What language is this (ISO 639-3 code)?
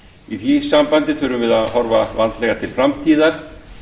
isl